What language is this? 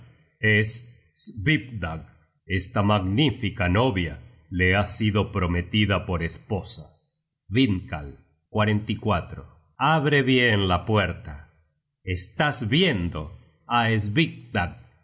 Spanish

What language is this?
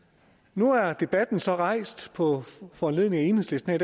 Danish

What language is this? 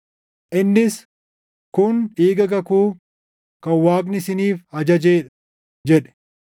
Oromo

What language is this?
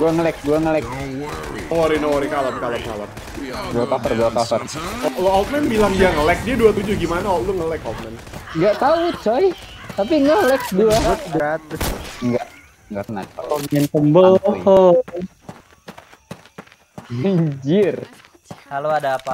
Indonesian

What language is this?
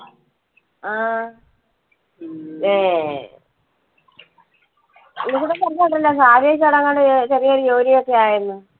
Malayalam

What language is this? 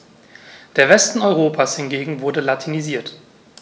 German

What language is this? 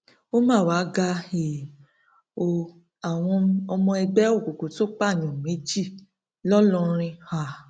Yoruba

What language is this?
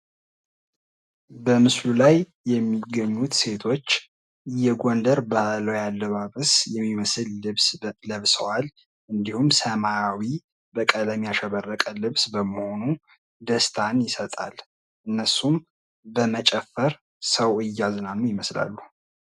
Amharic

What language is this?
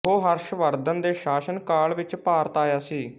Punjabi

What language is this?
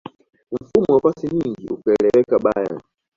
Swahili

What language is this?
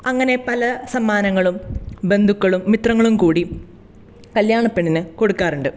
Malayalam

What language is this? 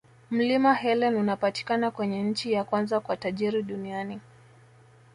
Swahili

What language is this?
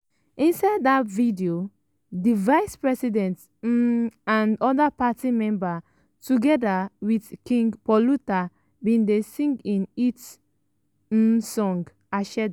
Nigerian Pidgin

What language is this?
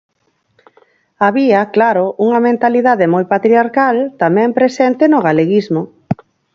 Galician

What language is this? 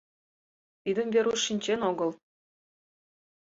Mari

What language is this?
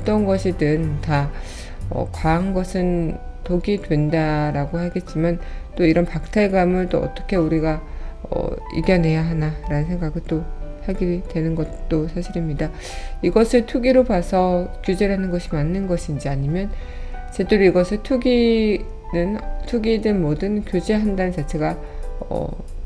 Korean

